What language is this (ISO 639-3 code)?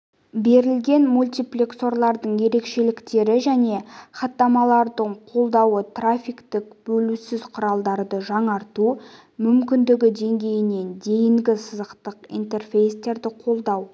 kaz